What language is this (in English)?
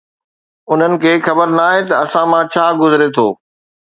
Sindhi